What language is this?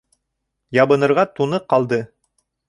Bashkir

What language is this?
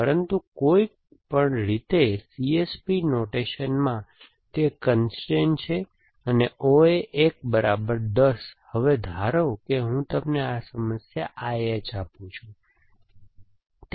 Gujarati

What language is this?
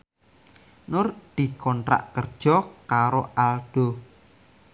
Javanese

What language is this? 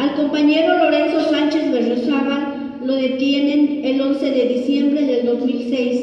Spanish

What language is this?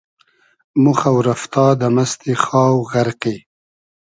Hazaragi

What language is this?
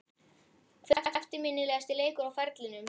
Icelandic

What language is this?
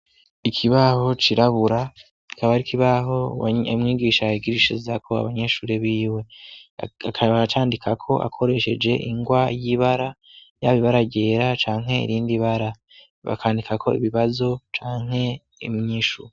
Rundi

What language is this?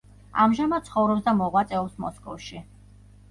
Georgian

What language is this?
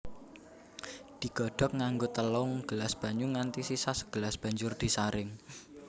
Javanese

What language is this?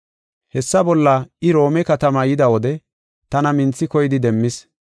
Gofa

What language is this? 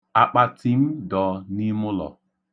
Igbo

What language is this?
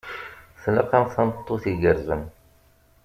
Kabyle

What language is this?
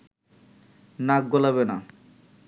Bangla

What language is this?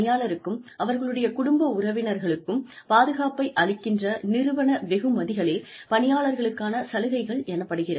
Tamil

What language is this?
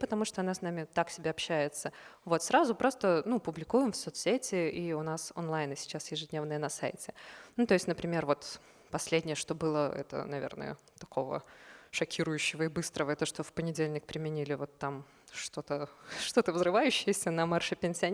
Russian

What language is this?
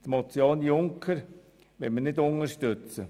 Swiss German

